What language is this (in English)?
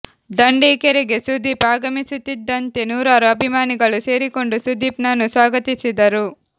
Kannada